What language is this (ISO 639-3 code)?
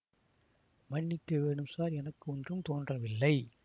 tam